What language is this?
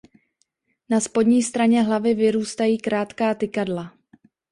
Czech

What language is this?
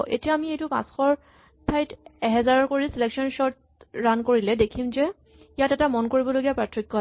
Assamese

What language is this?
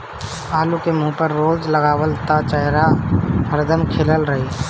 Bhojpuri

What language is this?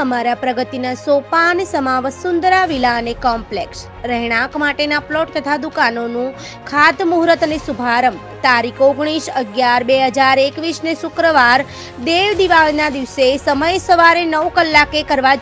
Hindi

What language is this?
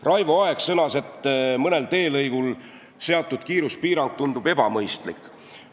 Estonian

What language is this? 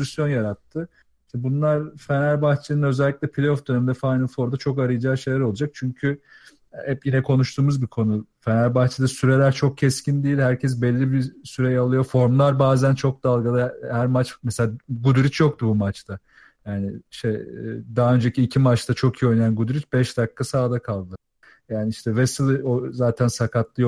Turkish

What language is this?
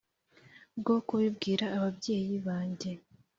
Kinyarwanda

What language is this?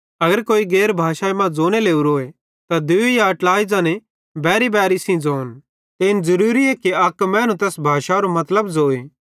Bhadrawahi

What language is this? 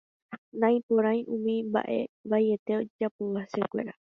Guarani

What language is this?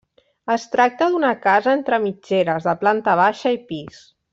Catalan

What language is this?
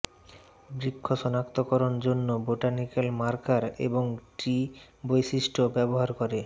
Bangla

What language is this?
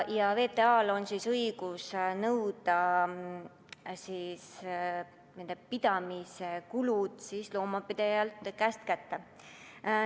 Estonian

